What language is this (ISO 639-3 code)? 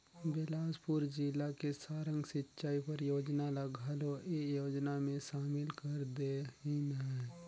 hne